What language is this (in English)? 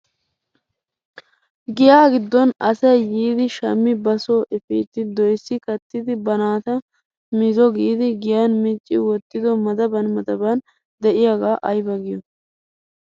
Wolaytta